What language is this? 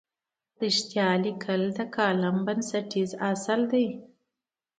Pashto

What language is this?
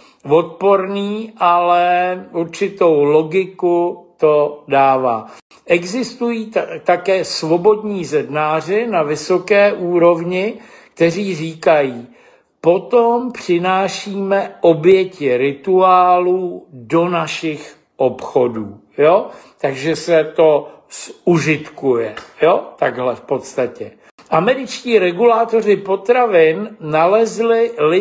Czech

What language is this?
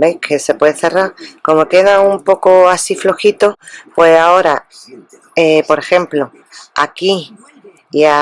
Spanish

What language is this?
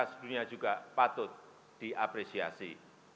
Indonesian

